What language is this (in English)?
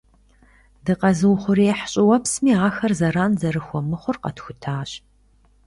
Kabardian